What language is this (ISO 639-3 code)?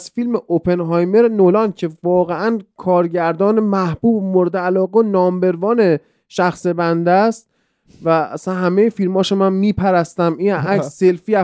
fas